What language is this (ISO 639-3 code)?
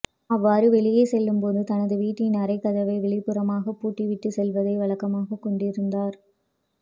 tam